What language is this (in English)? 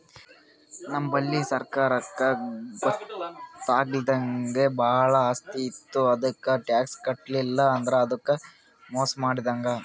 Kannada